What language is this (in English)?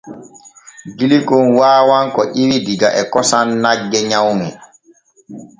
Borgu Fulfulde